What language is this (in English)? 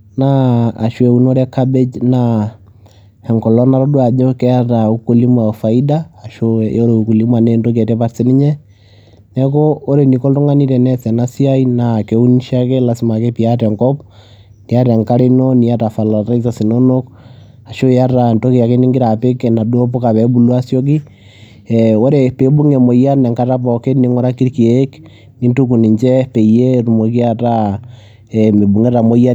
Masai